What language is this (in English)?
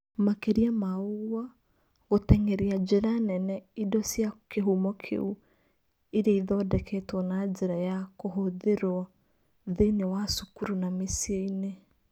Kikuyu